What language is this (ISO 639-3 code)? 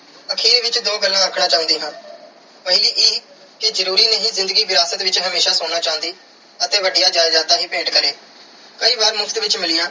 pan